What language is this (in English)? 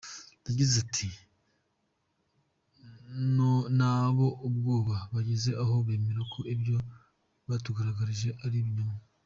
Kinyarwanda